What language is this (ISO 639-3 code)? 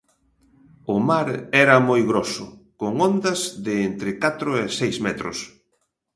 glg